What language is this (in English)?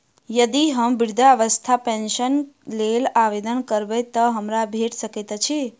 Maithili